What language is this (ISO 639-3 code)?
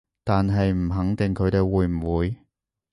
yue